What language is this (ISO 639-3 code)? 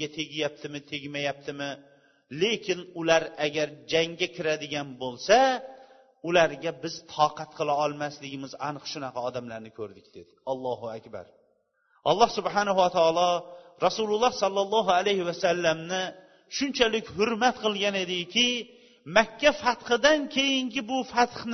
bul